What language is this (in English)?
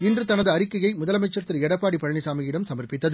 Tamil